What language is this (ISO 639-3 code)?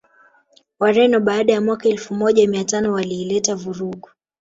swa